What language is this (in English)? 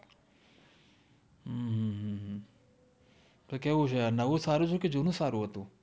Gujarati